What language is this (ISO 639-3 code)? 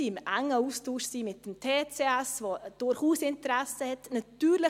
gsw